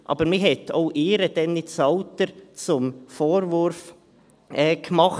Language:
Swiss German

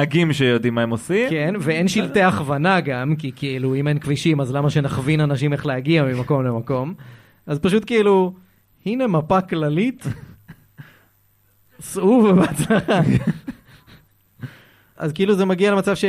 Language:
Hebrew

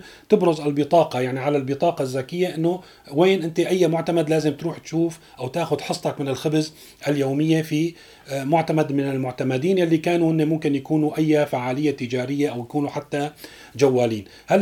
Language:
Arabic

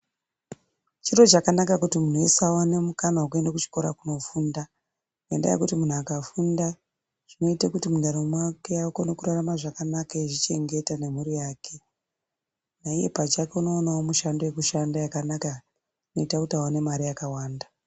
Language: Ndau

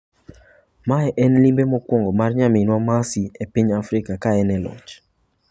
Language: Luo (Kenya and Tanzania)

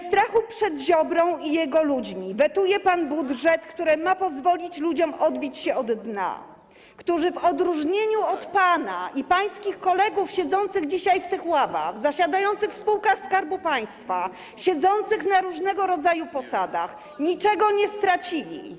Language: Polish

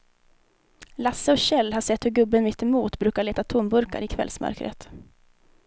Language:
Swedish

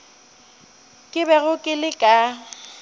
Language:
Northern Sotho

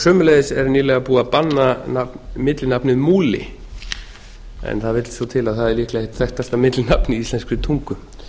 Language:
Icelandic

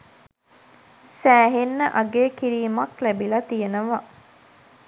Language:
Sinhala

